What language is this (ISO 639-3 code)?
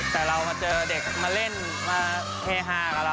tha